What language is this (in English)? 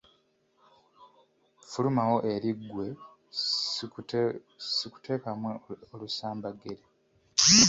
Ganda